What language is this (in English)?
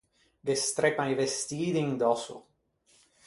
Ligurian